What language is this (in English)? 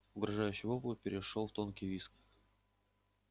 Russian